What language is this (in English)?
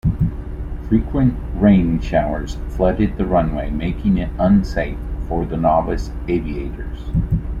English